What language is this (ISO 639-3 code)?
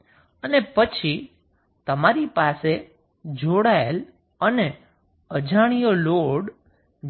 guj